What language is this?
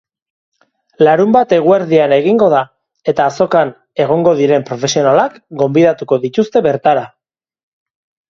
Basque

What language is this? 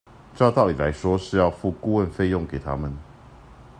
Chinese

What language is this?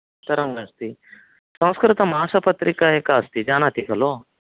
Sanskrit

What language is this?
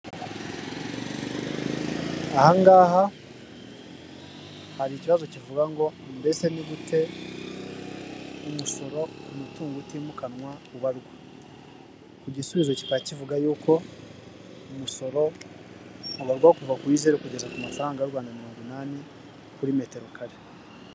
Kinyarwanda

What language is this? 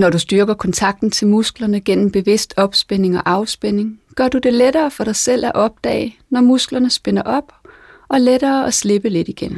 Danish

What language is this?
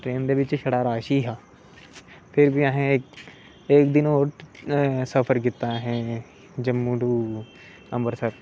Dogri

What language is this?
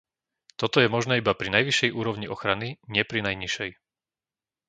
Slovak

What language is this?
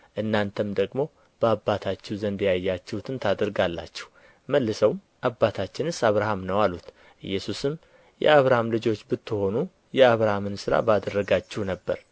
Amharic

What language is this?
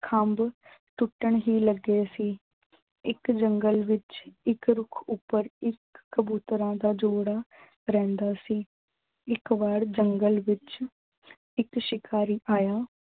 Punjabi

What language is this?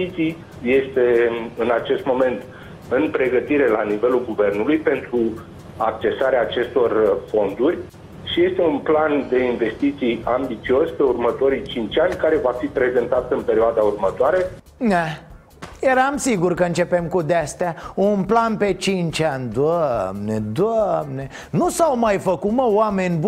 Romanian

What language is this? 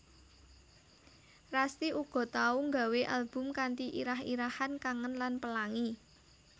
Javanese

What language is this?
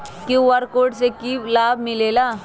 Magahi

